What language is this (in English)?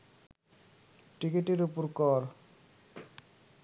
Bangla